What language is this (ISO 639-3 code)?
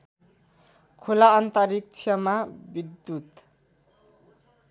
nep